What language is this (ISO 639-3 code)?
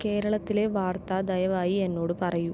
mal